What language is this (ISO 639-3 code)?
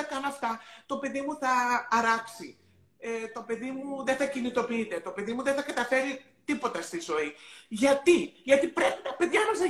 ell